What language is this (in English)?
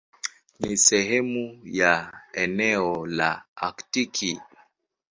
Swahili